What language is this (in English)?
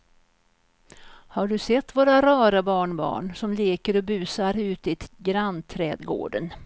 Swedish